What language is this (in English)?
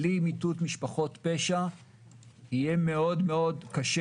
Hebrew